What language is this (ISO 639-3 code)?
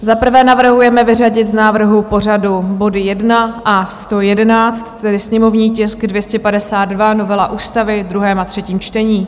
ces